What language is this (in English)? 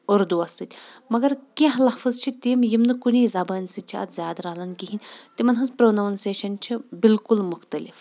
Kashmiri